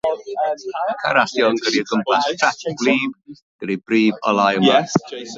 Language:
Welsh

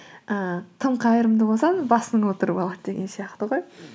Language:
Kazakh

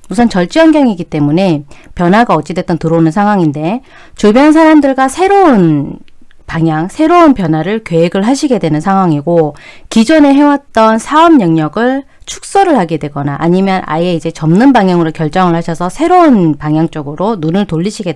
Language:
Korean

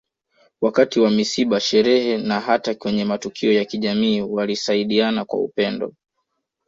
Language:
Swahili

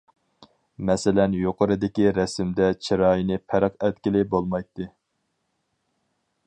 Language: Uyghur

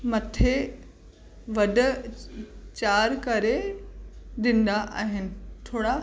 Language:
Sindhi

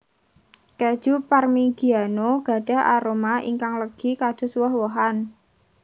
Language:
Javanese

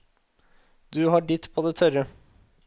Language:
Norwegian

